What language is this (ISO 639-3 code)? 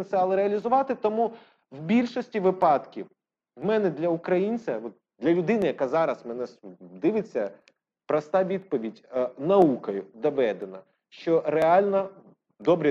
ukr